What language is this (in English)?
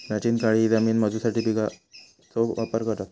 Marathi